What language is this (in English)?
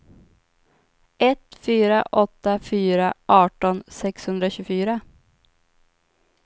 Swedish